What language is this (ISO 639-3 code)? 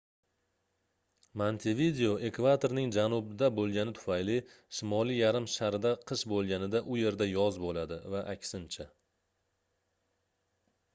uzb